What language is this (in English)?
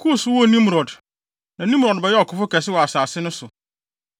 Akan